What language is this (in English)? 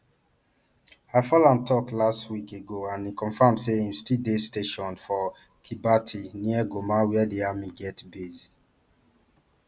Nigerian Pidgin